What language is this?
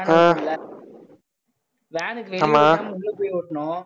Tamil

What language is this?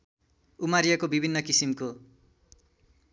Nepali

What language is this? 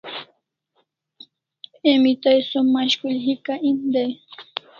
Kalasha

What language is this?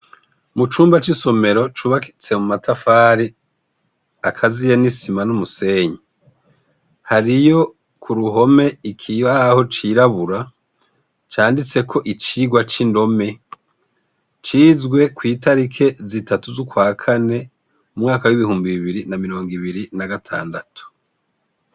Rundi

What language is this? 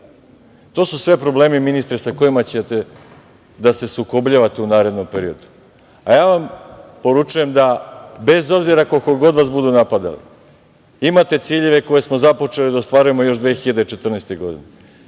Serbian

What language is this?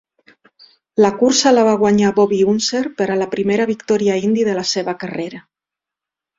Catalan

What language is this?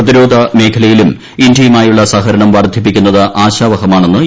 Malayalam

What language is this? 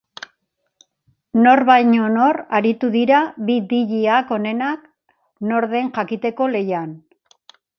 Basque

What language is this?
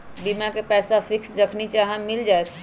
Magahi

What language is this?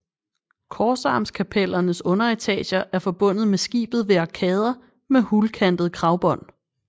Danish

